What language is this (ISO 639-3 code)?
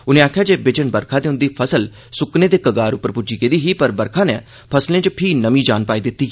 doi